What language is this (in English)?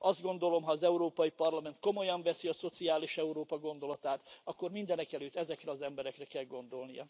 Hungarian